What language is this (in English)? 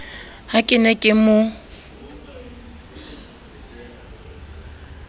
Southern Sotho